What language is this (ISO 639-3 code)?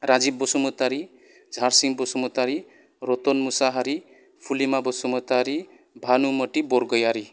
brx